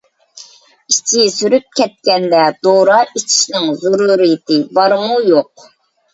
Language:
Uyghur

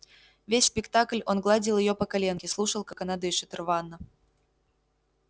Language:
Russian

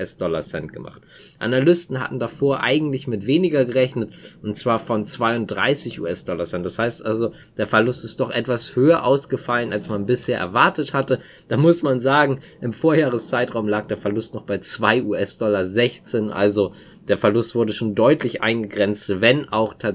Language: German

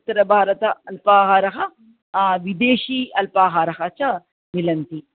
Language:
Sanskrit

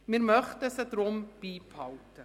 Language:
Swiss German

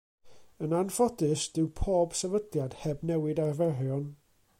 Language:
Welsh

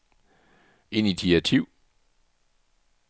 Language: Danish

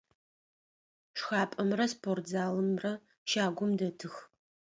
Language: Adyghe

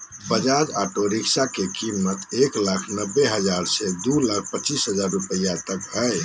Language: Magahi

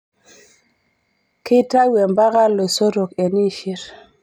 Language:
Masai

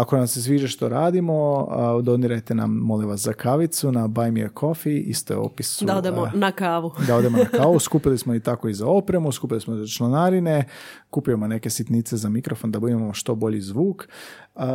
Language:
Croatian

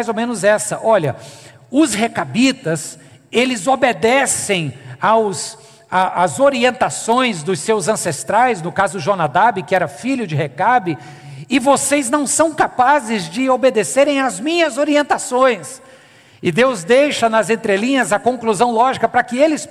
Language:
Portuguese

